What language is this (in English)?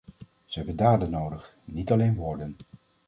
Dutch